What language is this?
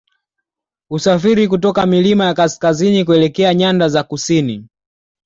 Swahili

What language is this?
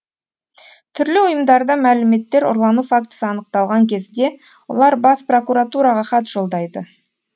Kazakh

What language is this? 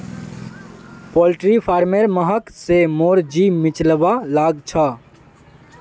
Magahi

